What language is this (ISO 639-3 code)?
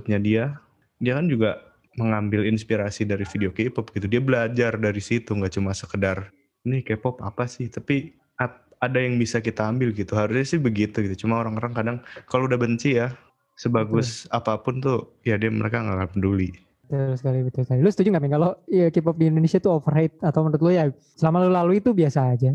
ind